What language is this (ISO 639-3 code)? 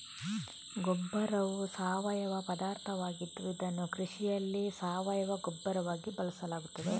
kan